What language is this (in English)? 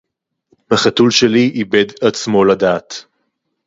Hebrew